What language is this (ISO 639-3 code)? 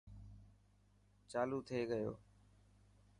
mki